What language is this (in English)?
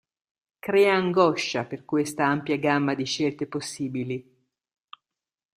Italian